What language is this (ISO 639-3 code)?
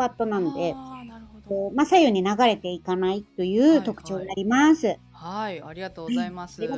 jpn